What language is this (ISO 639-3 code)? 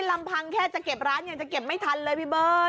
tha